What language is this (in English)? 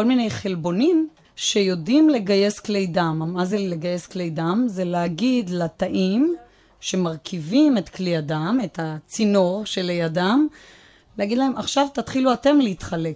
Hebrew